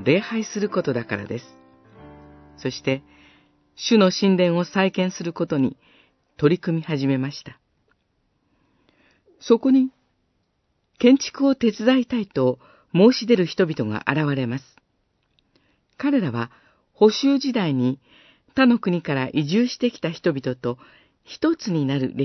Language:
Japanese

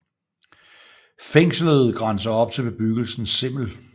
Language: Danish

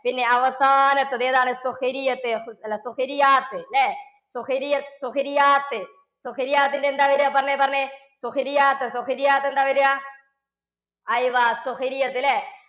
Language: Malayalam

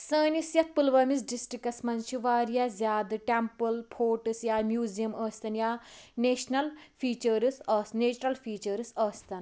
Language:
Kashmiri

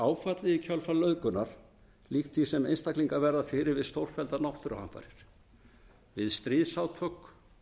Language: Icelandic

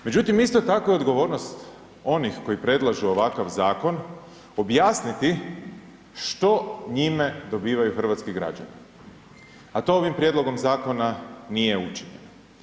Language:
Croatian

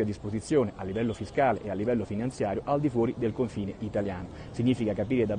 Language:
Italian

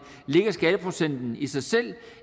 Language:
Danish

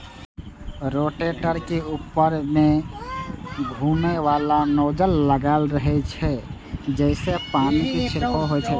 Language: Maithili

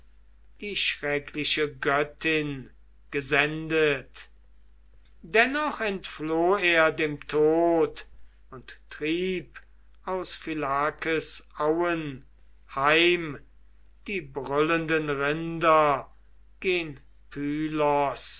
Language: German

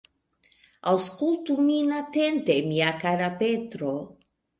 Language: Esperanto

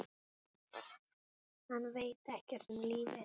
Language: Icelandic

